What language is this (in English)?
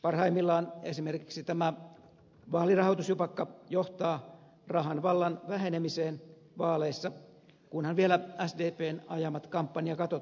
Finnish